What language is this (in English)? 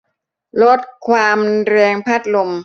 Thai